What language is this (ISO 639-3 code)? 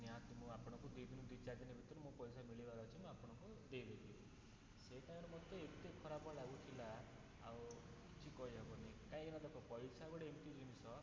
ori